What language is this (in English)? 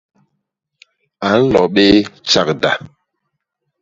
Basaa